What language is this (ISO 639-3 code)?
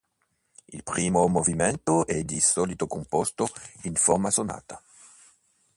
ita